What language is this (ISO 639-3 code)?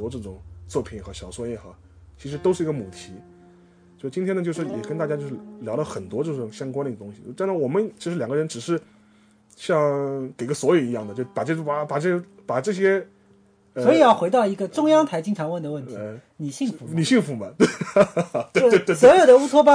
zho